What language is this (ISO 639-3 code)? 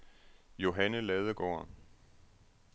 dan